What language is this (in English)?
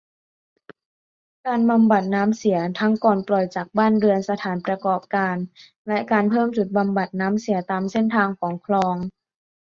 Thai